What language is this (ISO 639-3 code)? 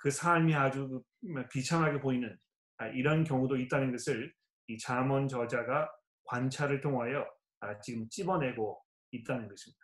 kor